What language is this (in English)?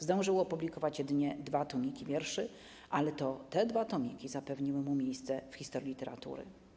Polish